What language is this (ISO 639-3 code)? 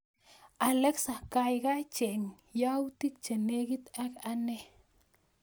kln